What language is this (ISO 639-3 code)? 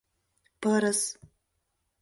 chm